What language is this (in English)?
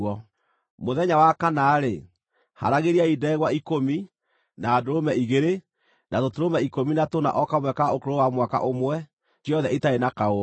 Kikuyu